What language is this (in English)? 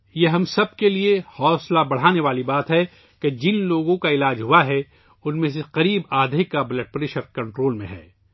Urdu